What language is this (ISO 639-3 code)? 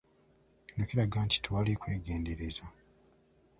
lug